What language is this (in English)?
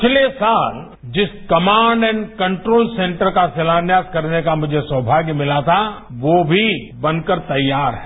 Hindi